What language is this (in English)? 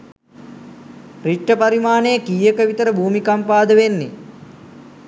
Sinhala